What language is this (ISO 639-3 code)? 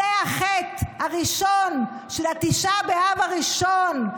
heb